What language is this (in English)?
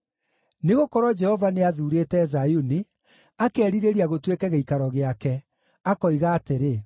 Kikuyu